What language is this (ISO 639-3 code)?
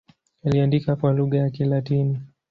swa